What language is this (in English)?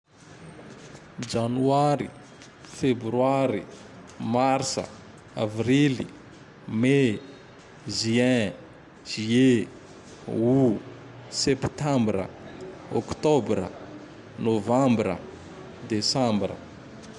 Tandroy-Mahafaly Malagasy